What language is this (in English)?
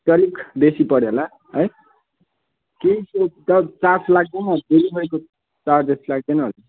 Nepali